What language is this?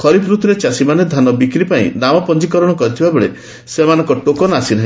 Odia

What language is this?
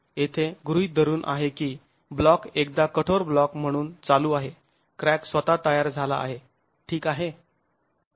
Marathi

